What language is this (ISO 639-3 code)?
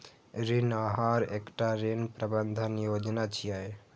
mai